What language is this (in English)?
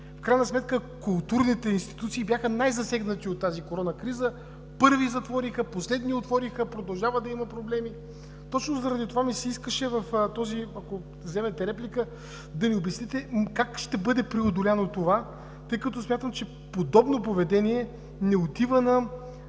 Bulgarian